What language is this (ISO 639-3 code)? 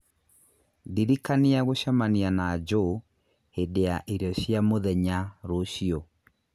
kik